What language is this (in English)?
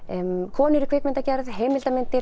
Icelandic